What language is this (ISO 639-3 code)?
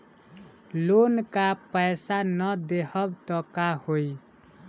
bho